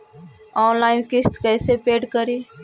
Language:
Magahi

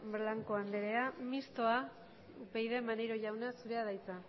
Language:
Basque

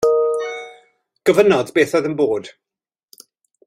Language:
Welsh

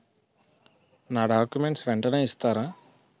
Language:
Telugu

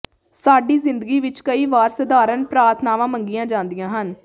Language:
Punjabi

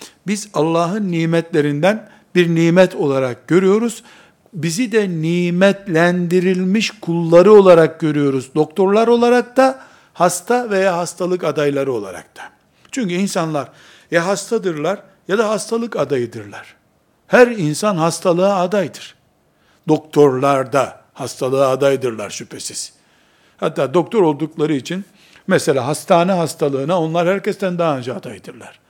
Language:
Turkish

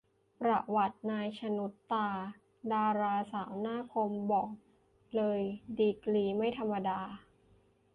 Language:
Thai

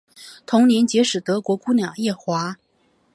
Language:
Chinese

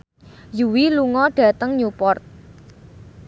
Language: Javanese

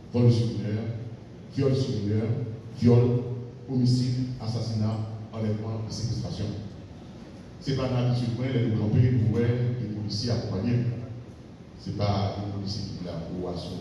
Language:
French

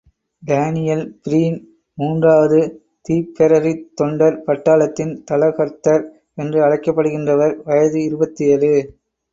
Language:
Tamil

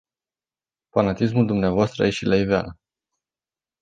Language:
Romanian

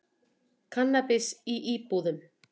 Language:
Icelandic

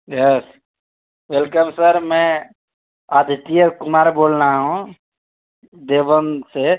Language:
Urdu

